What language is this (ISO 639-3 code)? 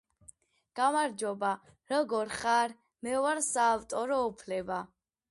kat